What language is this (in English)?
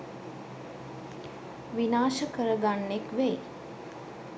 Sinhala